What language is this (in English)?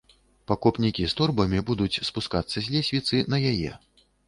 Belarusian